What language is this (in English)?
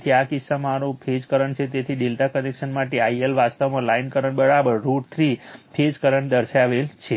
Gujarati